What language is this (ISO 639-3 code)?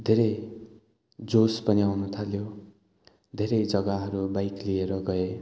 nep